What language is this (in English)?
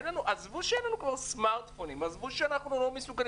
Hebrew